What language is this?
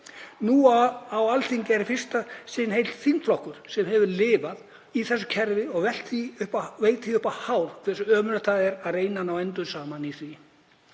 Icelandic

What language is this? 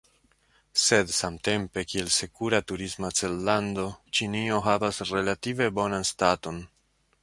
Esperanto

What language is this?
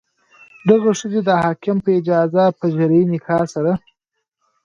Pashto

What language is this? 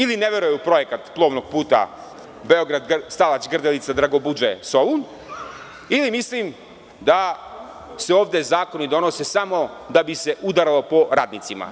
Serbian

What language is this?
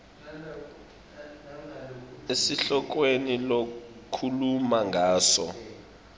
Swati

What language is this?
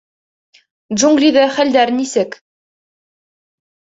Bashkir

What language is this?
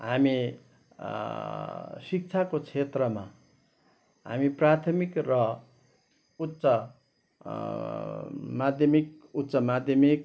Nepali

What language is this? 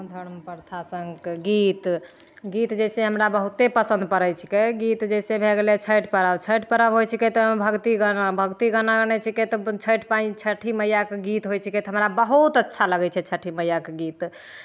Maithili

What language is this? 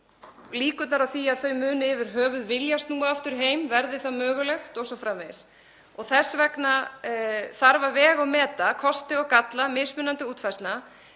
Icelandic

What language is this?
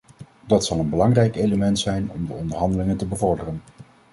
Dutch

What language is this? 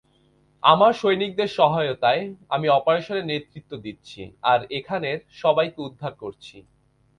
Bangla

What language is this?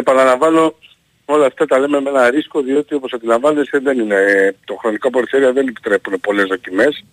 Greek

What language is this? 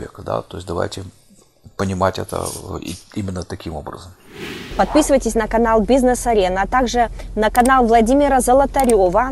Russian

